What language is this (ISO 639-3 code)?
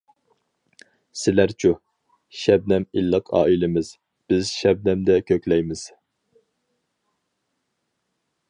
uig